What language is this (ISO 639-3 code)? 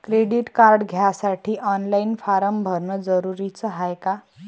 mar